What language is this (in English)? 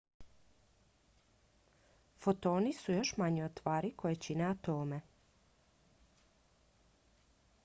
Croatian